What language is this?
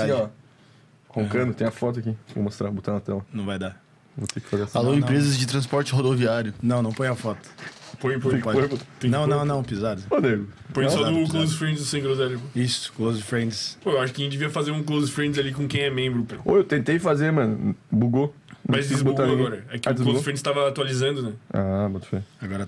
Portuguese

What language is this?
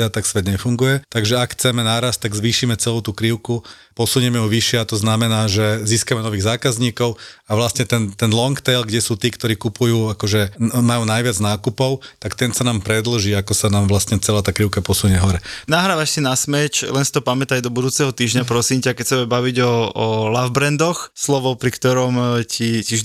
Slovak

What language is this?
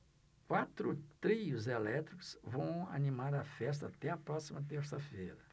Portuguese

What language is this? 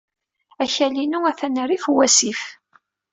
Kabyle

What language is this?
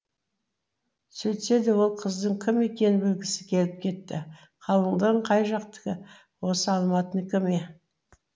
Kazakh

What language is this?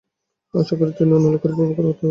Bangla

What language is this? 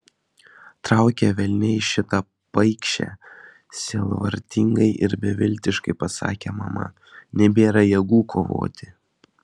Lithuanian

